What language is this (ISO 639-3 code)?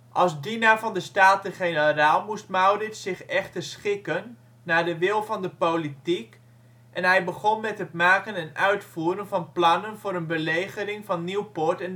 nld